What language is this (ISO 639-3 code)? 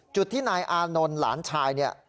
tha